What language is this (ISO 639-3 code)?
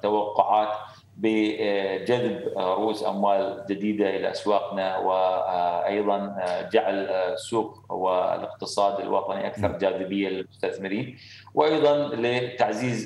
ara